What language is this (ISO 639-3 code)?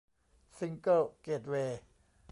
tha